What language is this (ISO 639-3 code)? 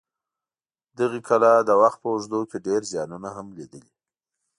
pus